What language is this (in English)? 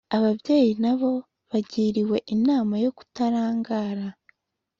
Kinyarwanda